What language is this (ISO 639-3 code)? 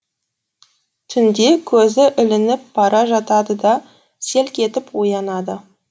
kaz